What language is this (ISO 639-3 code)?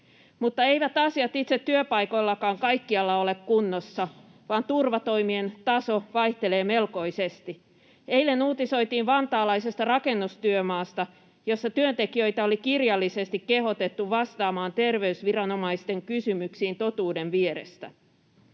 fin